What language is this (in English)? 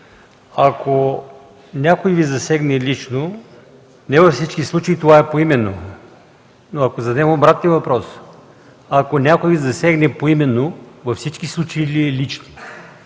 Bulgarian